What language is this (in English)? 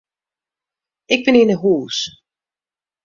Western Frisian